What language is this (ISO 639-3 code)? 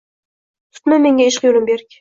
uzb